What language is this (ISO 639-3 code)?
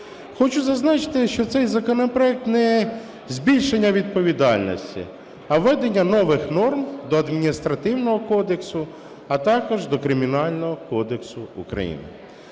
ukr